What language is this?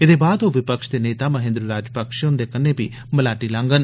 Dogri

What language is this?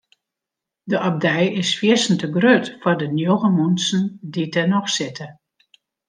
Western Frisian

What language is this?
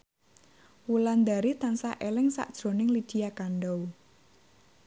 Javanese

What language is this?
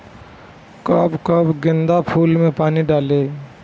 Bhojpuri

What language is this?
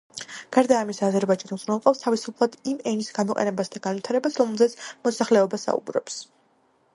Georgian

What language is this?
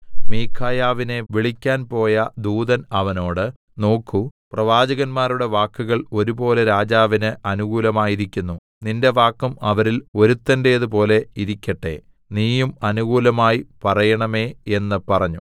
Malayalam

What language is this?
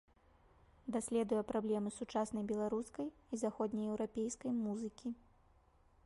Belarusian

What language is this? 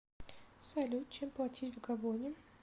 Russian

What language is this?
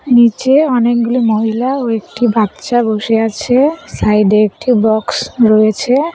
Bangla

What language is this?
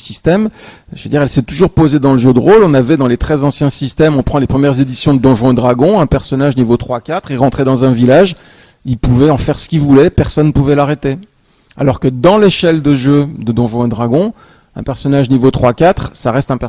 French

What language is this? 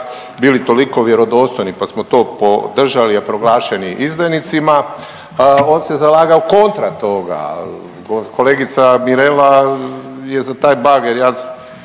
Croatian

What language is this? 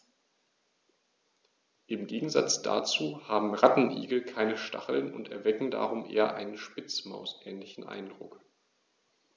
German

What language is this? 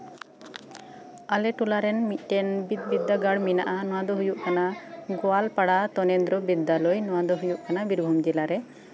Santali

